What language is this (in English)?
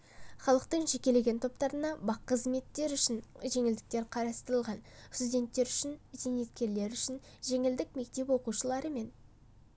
Kazakh